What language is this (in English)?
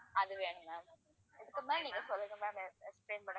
Tamil